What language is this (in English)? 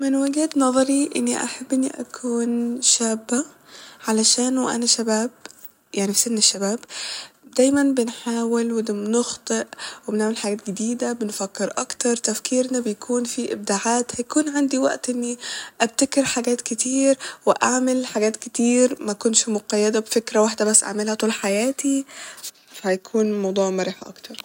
Egyptian Arabic